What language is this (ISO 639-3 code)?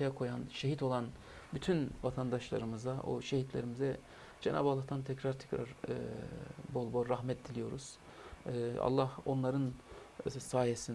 tur